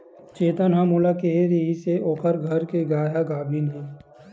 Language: Chhattisgarhi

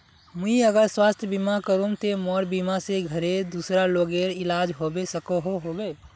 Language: Magahi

